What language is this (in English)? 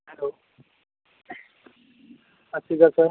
Punjabi